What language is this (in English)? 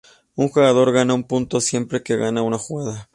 Spanish